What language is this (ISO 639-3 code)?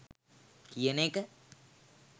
sin